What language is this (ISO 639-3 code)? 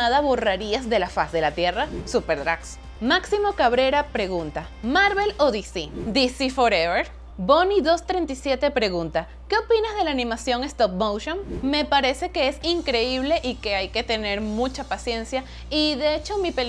spa